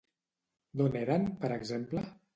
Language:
Catalan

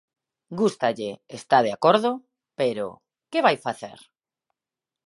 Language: Galician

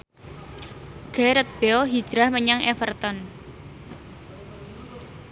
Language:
Javanese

